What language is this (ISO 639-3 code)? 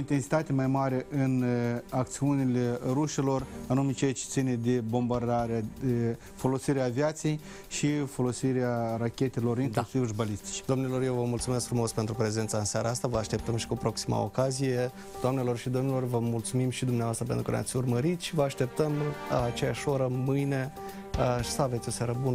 ron